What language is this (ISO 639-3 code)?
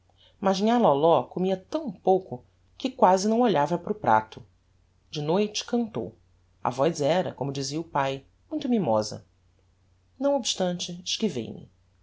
por